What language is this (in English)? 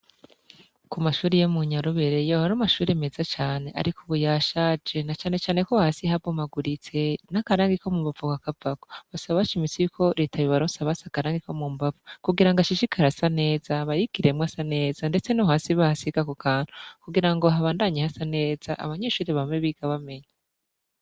Rundi